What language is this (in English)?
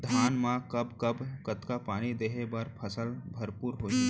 Chhattisgarhi